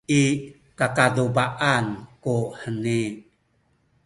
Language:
Sakizaya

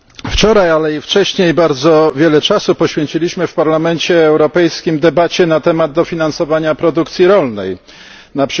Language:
Polish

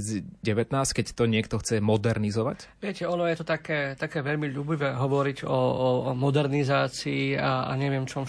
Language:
Slovak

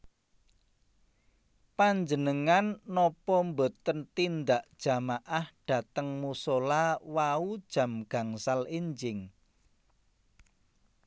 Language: Javanese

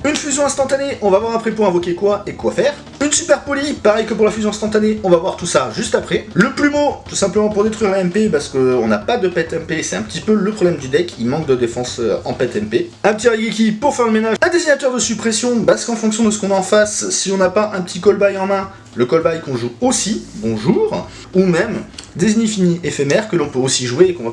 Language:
French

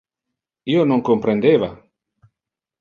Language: Interlingua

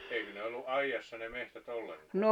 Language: Finnish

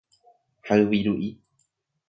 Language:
Guarani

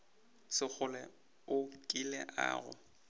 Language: Northern Sotho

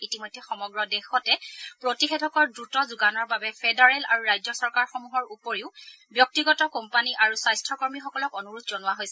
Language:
Assamese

